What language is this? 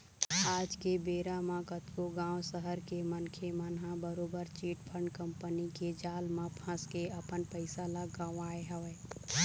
Chhattisgarhi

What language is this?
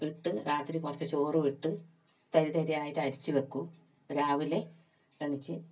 Malayalam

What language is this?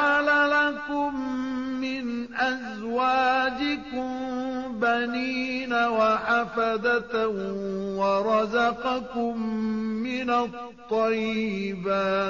Arabic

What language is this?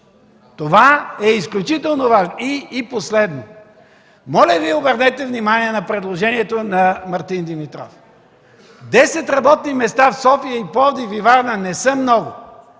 Bulgarian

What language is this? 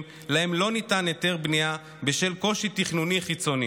Hebrew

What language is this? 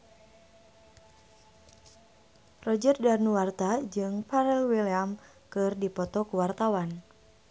Sundanese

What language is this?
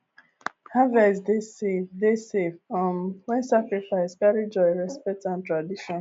Nigerian Pidgin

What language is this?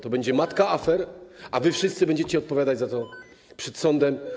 Polish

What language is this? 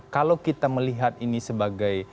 Indonesian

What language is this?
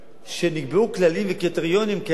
Hebrew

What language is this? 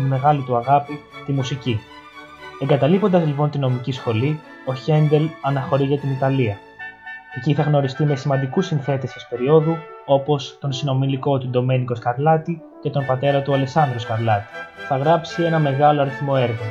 Greek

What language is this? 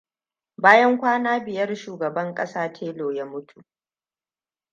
Hausa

